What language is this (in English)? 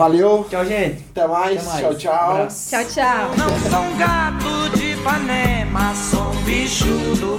Portuguese